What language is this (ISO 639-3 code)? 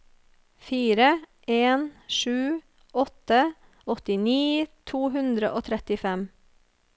nor